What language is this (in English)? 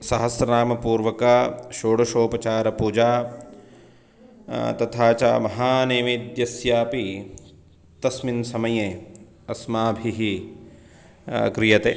Sanskrit